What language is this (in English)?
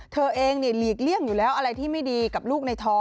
Thai